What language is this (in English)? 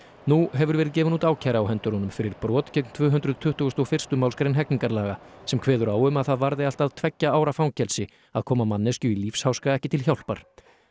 Icelandic